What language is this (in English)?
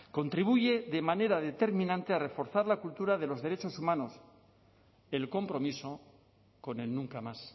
Spanish